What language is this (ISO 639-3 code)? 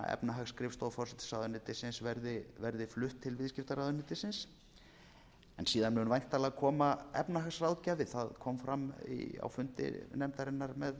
isl